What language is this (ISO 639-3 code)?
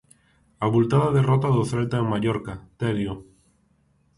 glg